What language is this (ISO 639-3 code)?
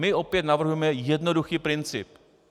ces